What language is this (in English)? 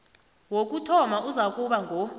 South Ndebele